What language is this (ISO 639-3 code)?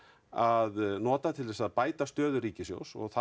isl